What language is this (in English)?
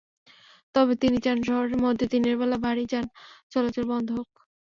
Bangla